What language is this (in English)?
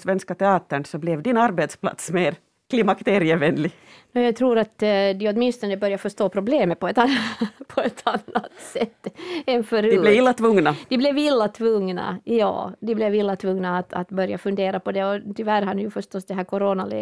Swedish